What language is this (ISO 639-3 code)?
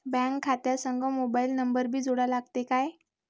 mar